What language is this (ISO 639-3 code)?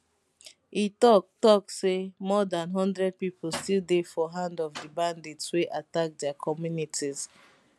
pcm